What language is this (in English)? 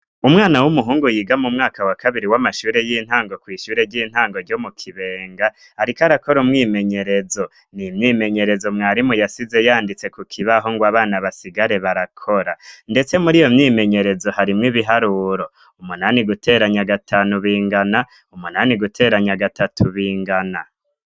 Rundi